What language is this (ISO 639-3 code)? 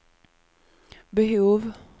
swe